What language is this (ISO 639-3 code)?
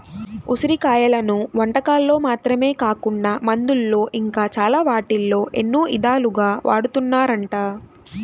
tel